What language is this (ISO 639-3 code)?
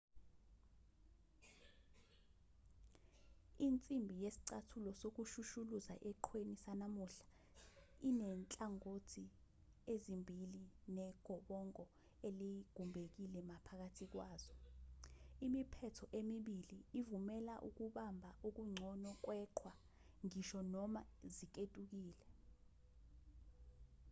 zul